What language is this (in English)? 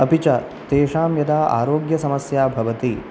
Sanskrit